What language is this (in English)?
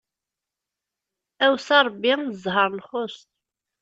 Kabyle